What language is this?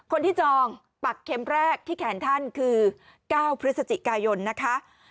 Thai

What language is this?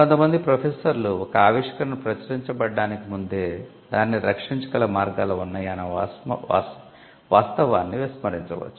Telugu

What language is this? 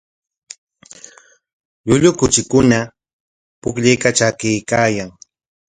Corongo Ancash Quechua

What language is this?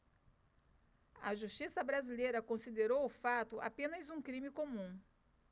Portuguese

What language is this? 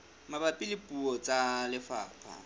Southern Sotho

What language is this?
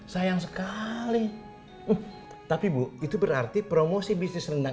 Indonesian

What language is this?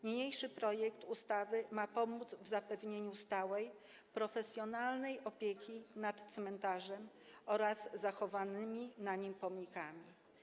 Polish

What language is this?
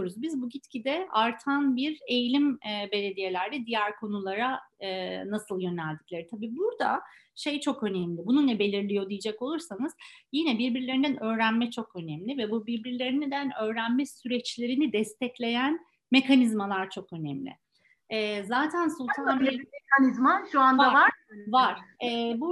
Turkish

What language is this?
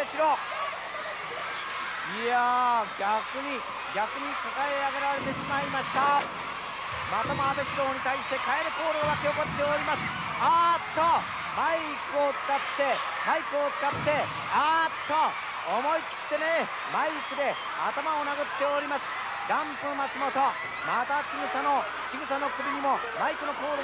Japanese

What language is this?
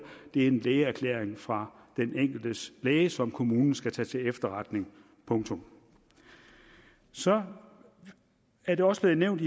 Danish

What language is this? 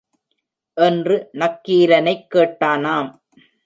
Tamil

